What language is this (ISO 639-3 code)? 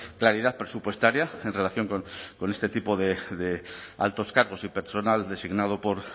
spa